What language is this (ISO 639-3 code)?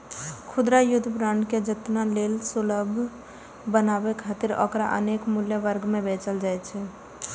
mai